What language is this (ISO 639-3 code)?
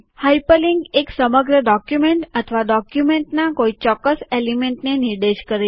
guj